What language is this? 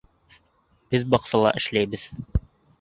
Bashkir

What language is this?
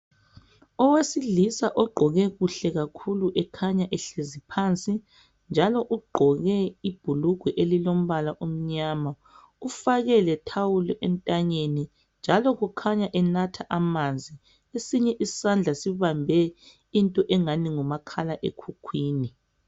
North Ndebele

